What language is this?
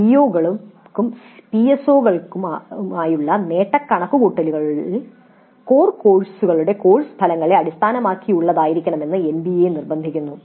Malayalam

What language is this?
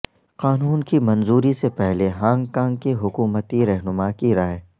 Urdu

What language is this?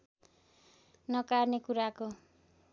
Nepali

